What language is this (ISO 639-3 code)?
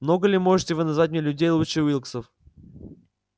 rus